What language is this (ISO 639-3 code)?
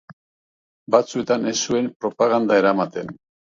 eus